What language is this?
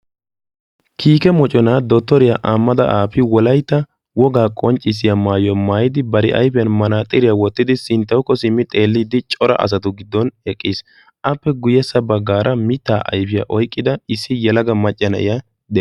Wolaytta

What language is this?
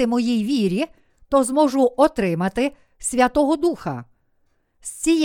Ukrainian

